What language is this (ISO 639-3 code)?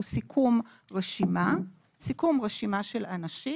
heb